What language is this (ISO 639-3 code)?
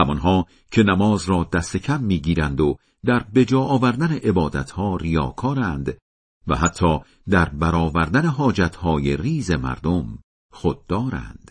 fas